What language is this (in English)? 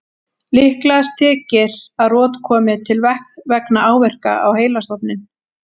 Icelandic